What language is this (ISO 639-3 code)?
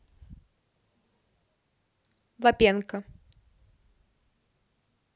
rus